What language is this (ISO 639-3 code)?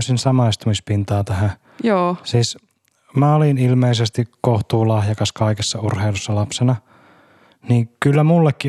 fin